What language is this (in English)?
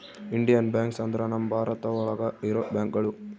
Kannada